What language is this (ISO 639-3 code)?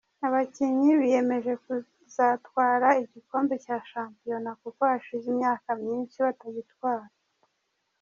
kin